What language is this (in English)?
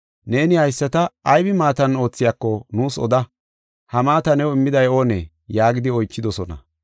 Gofa